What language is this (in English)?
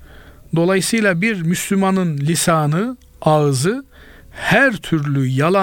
Turkish